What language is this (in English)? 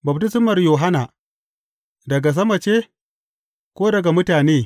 Hausa